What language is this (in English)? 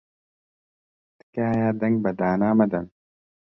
Central Kurdish